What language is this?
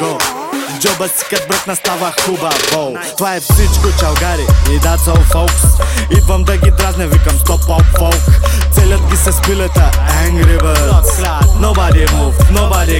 Bulgarian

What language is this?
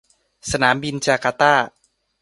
Thai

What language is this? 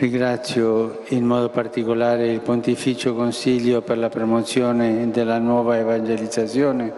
Italian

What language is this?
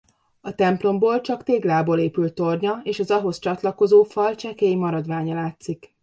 Hungarian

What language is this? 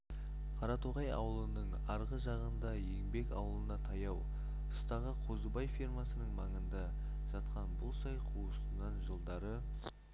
Kazakh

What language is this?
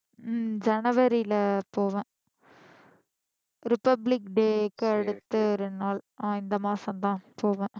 Tamil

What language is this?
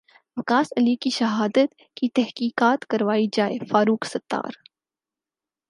Urdu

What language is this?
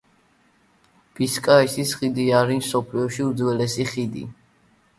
Georgian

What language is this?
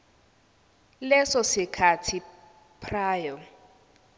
Zulu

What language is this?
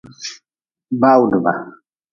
Nawdm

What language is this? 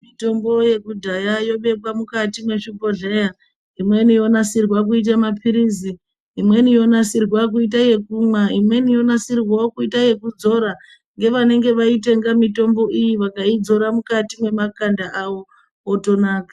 Ndau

